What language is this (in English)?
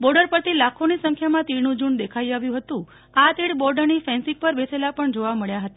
Gujarati